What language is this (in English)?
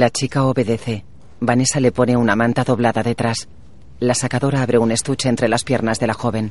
Spanish